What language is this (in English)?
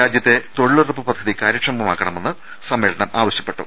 Malayalam